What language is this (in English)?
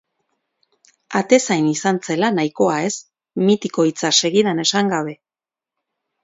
Basque